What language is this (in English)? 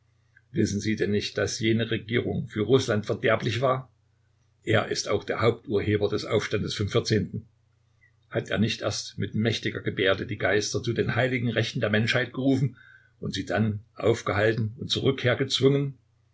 German